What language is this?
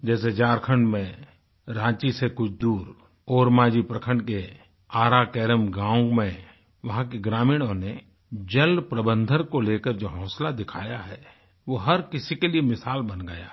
Hindi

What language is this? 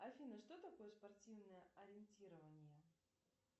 Russian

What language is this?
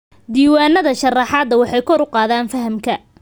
Somali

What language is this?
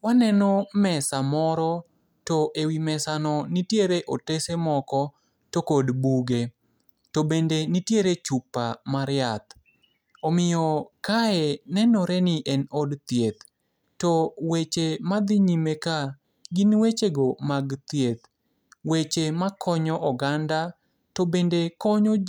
Luo (Kenya and Tanzania)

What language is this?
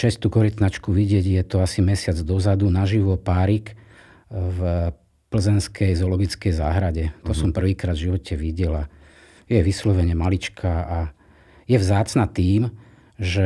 Slovak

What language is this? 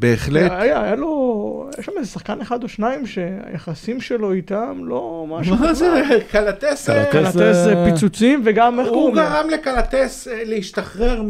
Hebrew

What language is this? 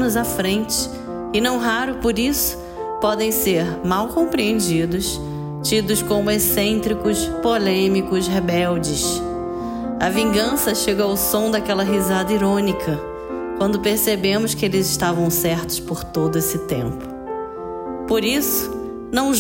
Portuguese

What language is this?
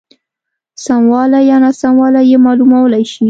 Pashto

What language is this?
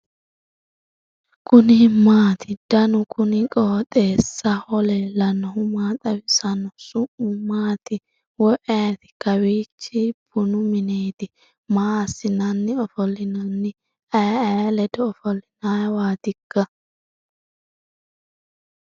Sidamo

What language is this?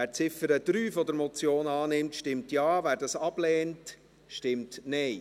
Swiss German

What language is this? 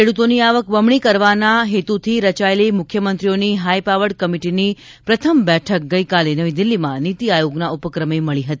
Gujarati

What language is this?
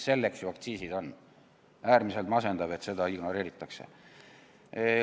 Estonian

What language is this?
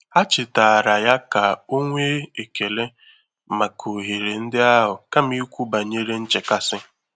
Igbo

